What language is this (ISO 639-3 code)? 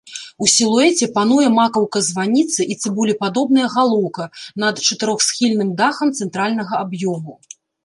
bel